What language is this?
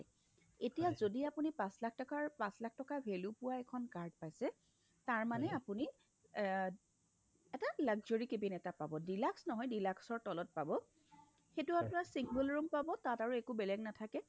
Assamese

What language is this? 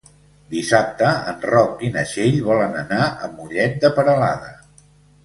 Catalan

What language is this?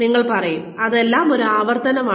Malayalam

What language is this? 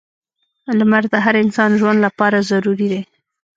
Pashto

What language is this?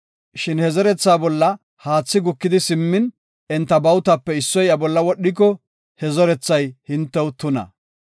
Gofa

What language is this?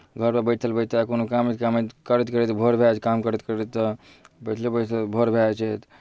Maithili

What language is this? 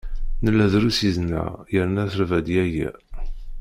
Kabyle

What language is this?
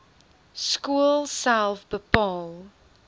Afrikaans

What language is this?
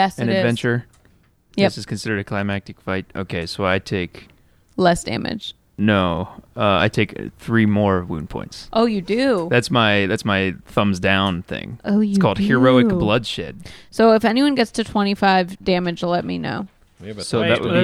English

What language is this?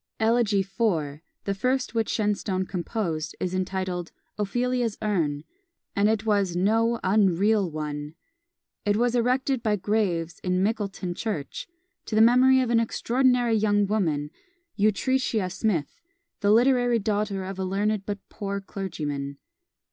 English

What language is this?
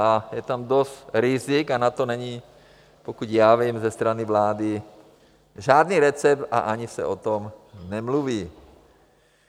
Czech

